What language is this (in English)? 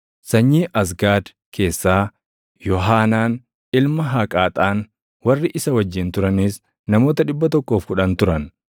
Oromo